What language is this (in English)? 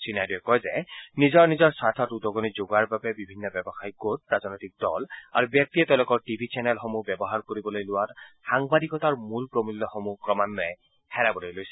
Assamese